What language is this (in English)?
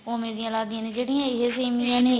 Punjabi